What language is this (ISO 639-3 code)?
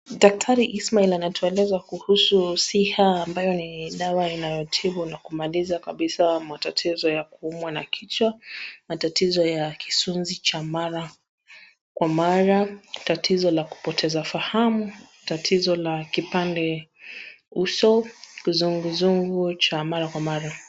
swa